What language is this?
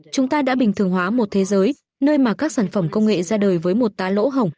Vietnamese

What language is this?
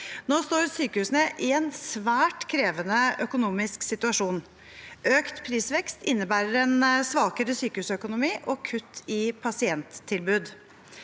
Norwegian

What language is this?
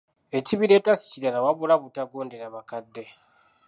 Ganda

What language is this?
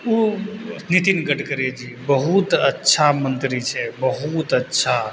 Maithili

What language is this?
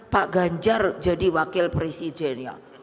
Indonesian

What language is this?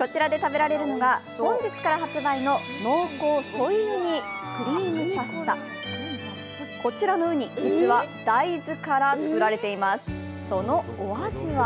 Japanese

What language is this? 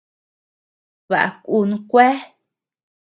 Tepeuxila Cuicatec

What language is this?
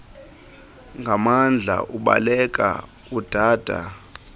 Xhosa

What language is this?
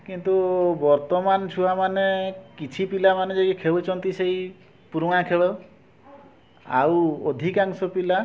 Odia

